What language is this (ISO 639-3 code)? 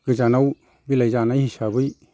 brx